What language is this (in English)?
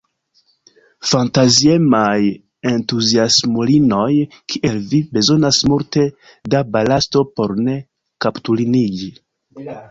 Esperanto